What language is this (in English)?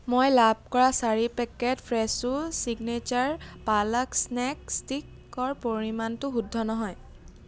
Assamese